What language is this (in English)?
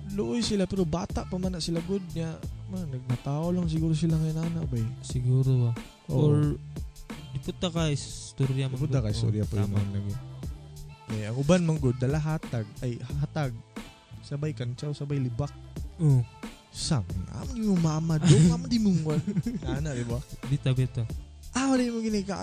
Filipino